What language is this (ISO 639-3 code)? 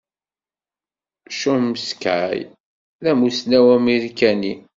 kab